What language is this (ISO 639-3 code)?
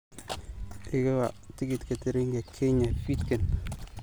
som